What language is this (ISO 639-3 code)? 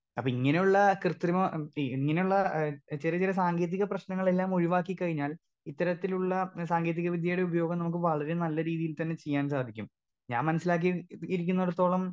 mal